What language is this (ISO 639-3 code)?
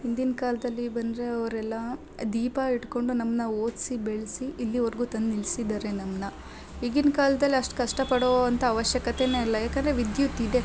kan